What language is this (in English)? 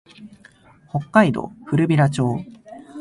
Japanese